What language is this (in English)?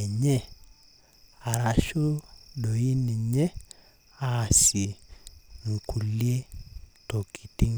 Masai